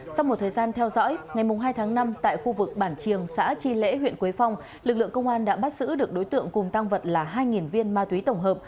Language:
Vietnamese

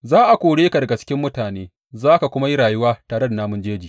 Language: Hausa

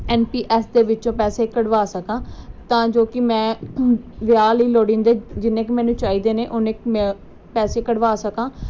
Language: Punjabi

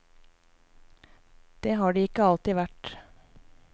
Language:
Norwegian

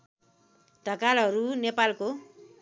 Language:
Nepali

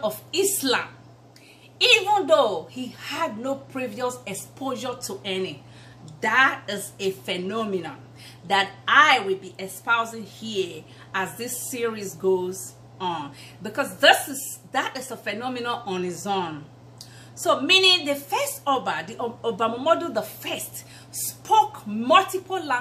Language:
English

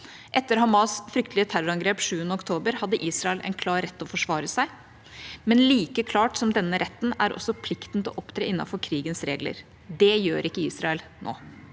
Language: Norwegian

